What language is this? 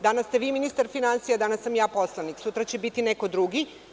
Serbian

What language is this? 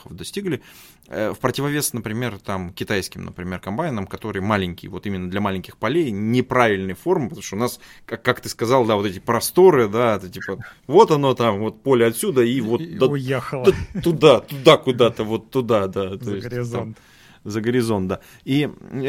Russian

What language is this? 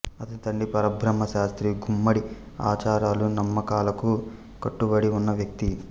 Telugu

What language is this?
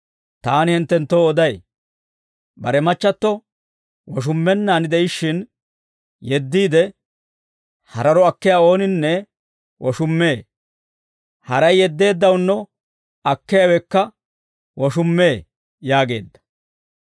Dawro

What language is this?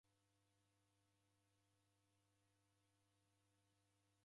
Taita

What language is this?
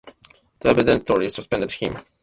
English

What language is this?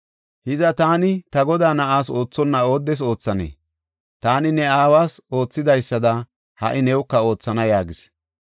Gofa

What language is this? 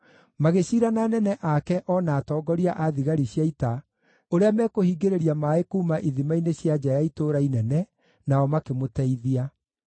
Kikuyu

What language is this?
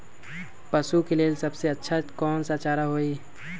Magahi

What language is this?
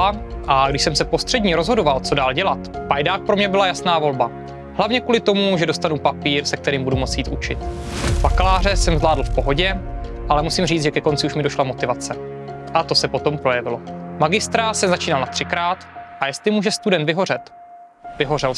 Czech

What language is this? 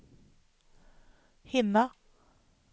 Swedish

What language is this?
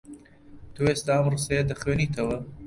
Central Kurdish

